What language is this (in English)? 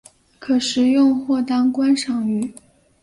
Chinese